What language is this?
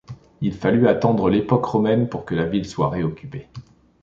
French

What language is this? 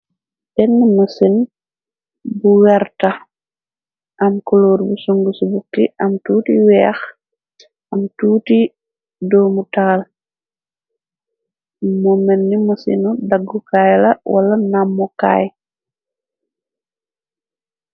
Wolof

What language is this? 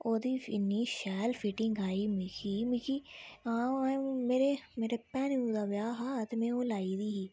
Dogri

